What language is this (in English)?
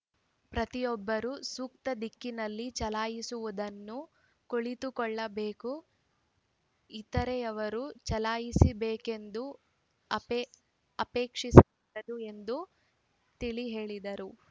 Kannada